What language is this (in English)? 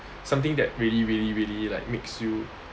English